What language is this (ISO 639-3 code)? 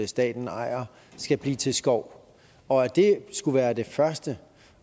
dan